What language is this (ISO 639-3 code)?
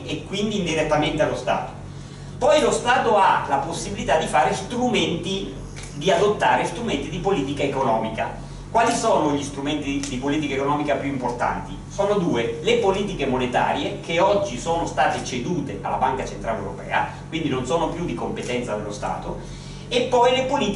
ita